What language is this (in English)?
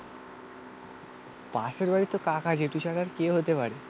Bangla